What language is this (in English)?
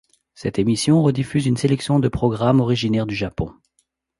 French